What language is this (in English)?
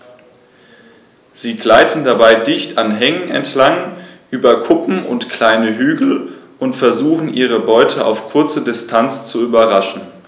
German